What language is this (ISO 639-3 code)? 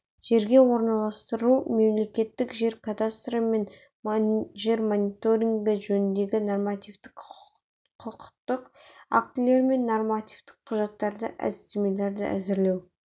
kaz